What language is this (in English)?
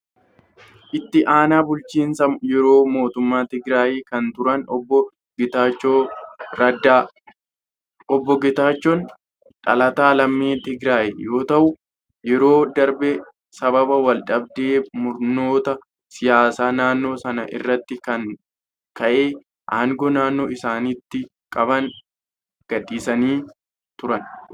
Oromo